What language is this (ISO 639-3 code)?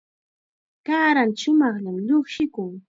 qxa